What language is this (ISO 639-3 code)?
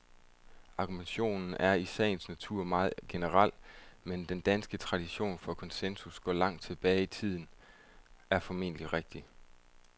dan